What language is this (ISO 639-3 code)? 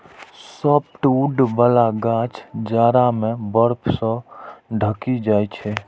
mai